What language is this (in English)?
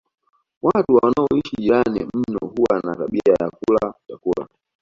Swahili